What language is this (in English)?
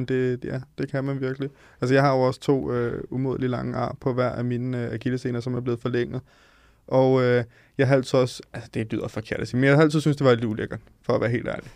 Danish